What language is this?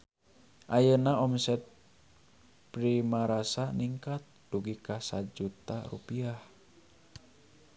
Sundanese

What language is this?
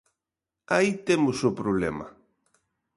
Galician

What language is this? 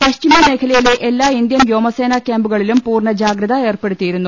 Malayalam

